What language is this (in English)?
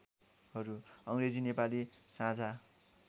Nepali